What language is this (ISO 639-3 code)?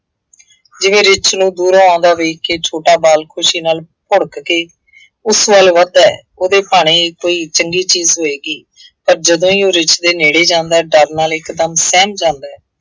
pan